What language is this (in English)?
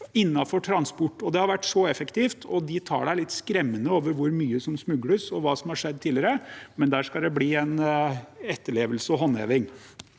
Norwegian